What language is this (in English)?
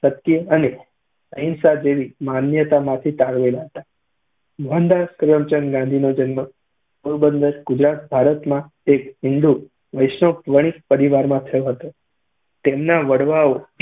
Gujarati